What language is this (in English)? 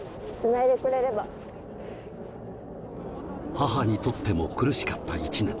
Japanese